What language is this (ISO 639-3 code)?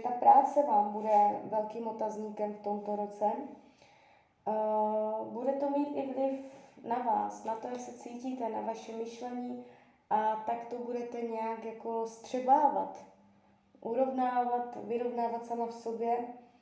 ces